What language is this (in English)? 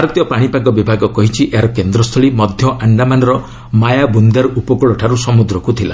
Odia